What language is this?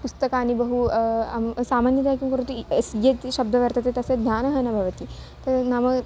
Sanskrit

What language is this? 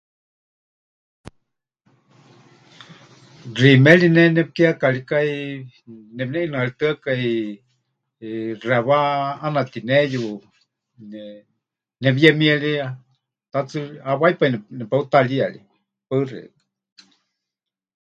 Huichol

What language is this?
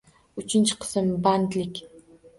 Uzbek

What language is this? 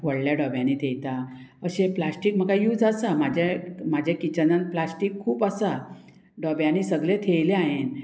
Konkani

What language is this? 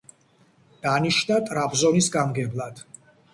Georgian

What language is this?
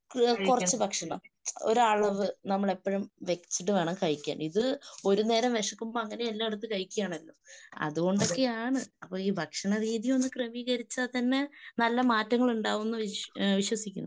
Malayalam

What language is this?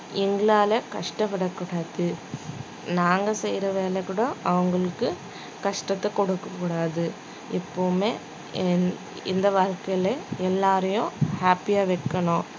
Tamil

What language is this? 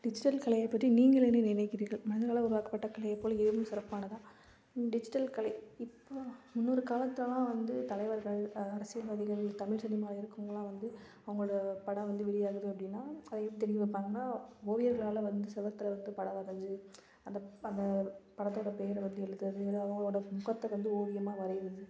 Tamil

